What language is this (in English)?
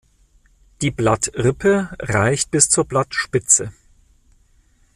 German